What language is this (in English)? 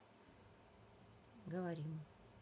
Russian